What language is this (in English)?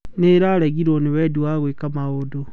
Kikuyu